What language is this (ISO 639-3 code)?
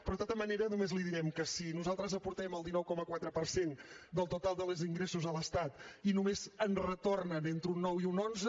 cat